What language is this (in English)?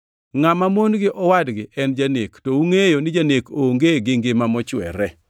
Luo (Kenya and Tanzania)